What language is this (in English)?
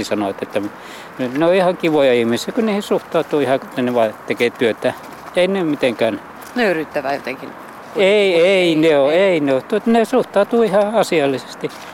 Finnish